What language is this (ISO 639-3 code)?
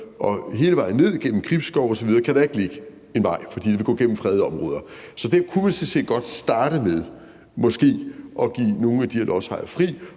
dan